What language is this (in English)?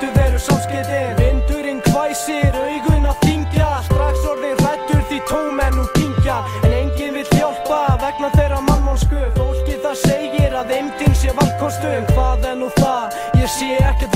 Romanian